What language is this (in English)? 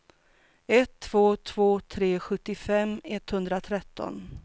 Swedish